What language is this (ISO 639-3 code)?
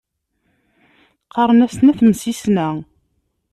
kab